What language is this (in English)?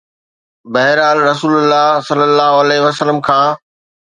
Sindhi